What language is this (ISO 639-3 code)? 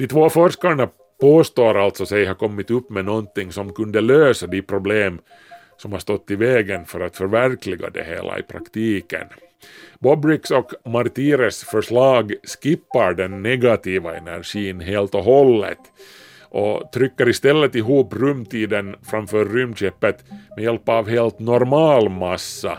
swe